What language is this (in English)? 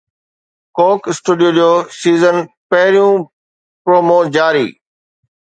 Sindhi